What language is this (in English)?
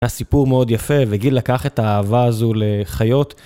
Hebrew